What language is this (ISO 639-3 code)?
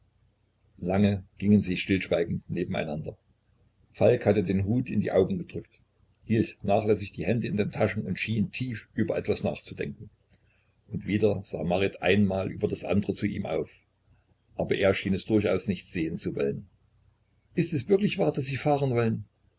deu